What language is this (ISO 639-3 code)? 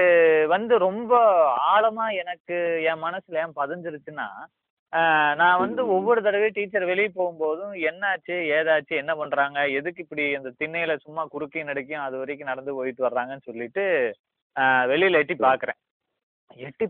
tam